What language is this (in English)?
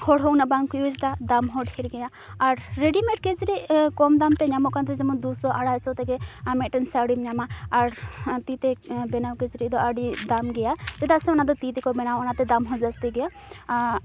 Santali